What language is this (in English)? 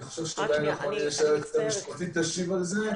Hebrew